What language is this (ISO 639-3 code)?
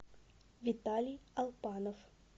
rus